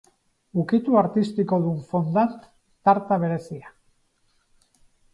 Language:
Basque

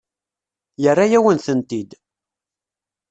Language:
Kabyle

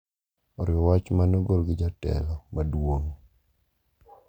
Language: Luo (Kenya and Tanzania)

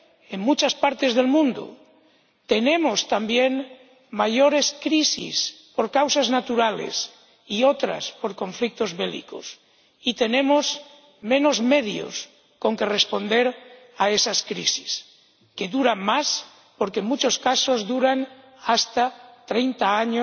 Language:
Spanish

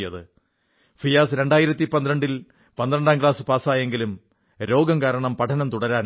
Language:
Malayalam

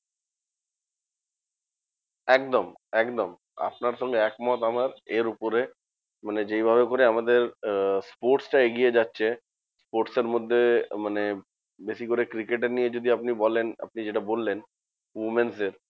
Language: Bangla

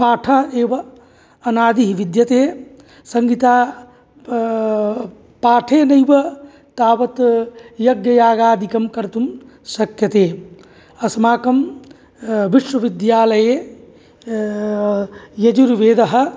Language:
Sanskrit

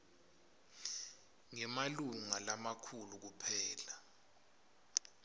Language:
Swati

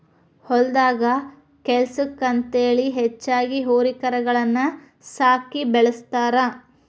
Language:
Kannada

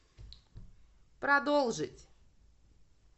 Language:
Russian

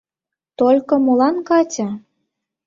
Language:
Mari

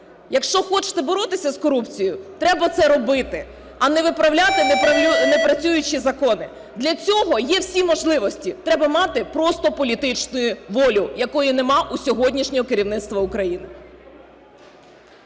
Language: Ukrainian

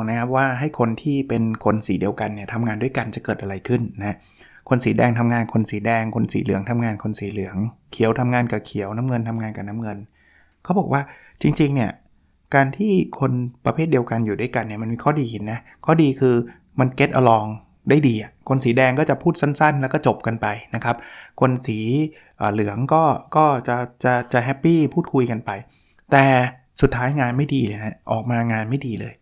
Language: Thai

